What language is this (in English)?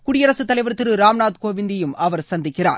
Tamil